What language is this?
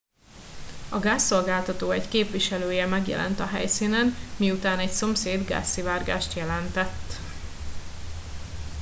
Hungarian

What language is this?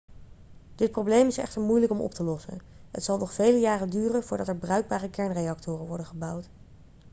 Dutch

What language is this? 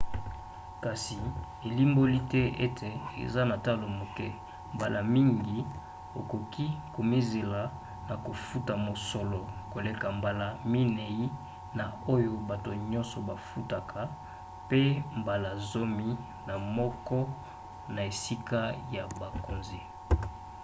Lingala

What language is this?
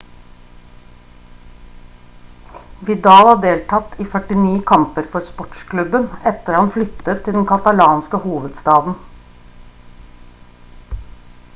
Norwegian Bokmål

